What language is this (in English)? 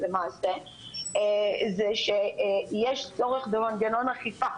Hebrew